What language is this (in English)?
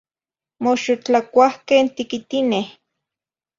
Zacatlán-Ahuacatlán-Tepetzintla Nahuatl